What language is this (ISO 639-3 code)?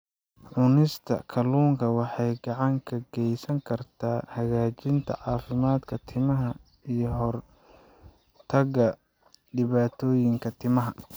som